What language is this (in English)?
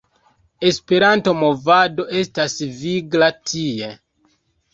Esperanto